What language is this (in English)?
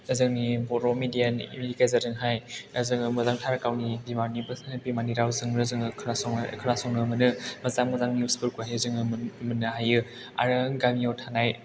Bodo